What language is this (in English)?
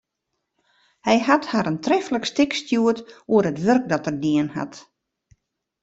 Western Frisian